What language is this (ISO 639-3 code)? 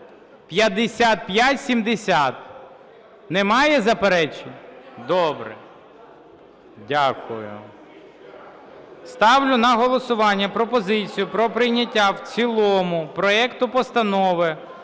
ukr